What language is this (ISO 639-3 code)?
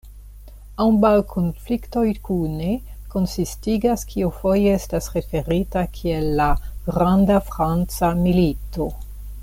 epo